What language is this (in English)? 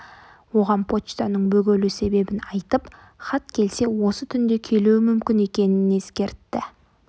Kazakh